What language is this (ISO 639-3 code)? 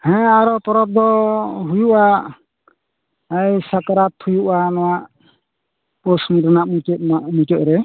sat